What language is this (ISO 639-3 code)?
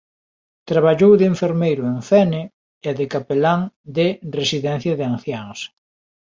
glg